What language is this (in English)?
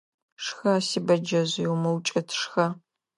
Adyghe